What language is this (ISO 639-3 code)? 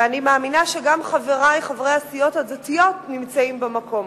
heb